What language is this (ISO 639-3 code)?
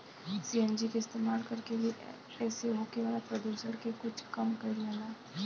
bho